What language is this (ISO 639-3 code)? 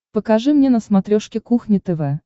rus